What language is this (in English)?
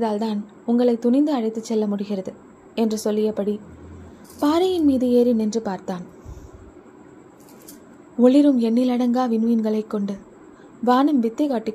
Tamil